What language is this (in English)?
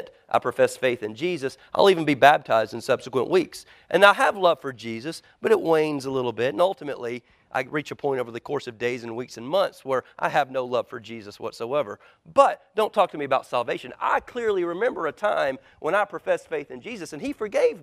English